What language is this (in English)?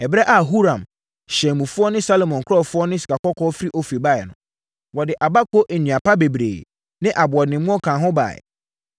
Akan